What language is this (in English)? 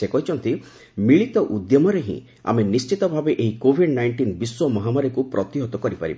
Odia